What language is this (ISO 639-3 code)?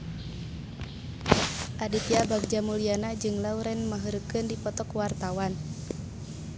sun